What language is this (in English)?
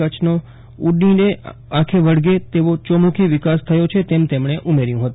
Gujarati